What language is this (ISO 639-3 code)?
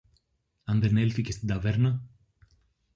ell